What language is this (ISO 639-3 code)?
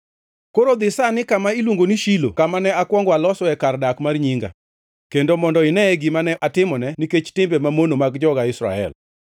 luo